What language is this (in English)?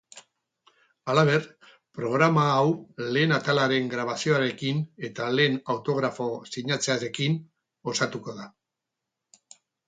Basque